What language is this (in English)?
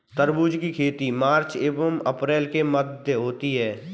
Hindi